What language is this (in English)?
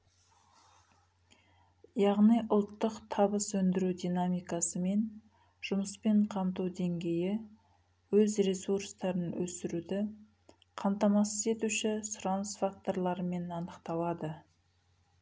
Kazakh